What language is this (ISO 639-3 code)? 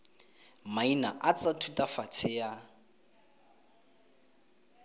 tsn